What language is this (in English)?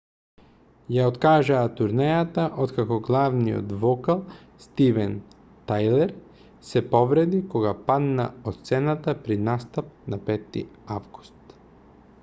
Macedonian